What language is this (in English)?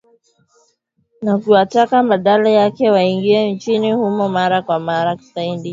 Swahili